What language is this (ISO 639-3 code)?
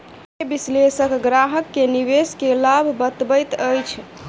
mai